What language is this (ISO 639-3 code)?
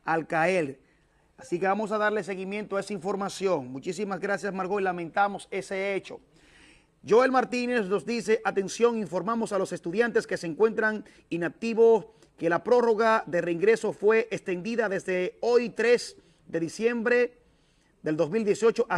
spa